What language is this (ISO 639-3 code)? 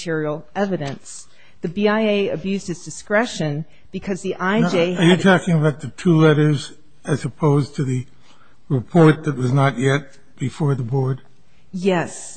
eng